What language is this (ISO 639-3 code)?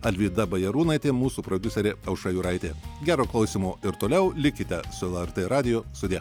lit